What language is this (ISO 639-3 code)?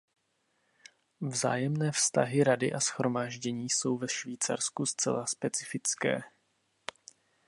ces